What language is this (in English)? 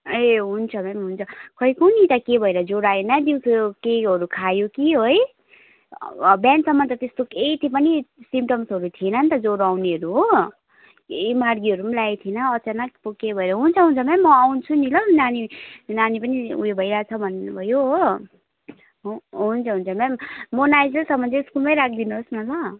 Nepali